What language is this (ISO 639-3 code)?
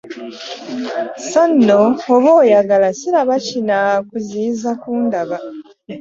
lug